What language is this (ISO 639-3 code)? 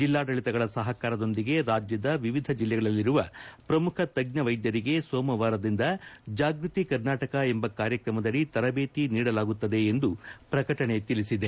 kan